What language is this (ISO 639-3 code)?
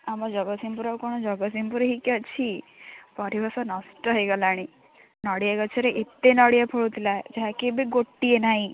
ori